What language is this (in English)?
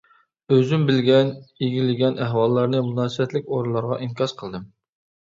Uyghur